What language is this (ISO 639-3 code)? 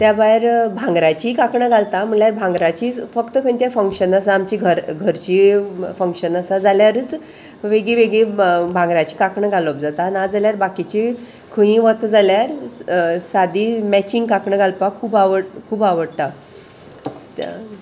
kok